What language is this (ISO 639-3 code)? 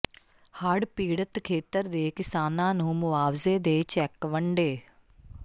pan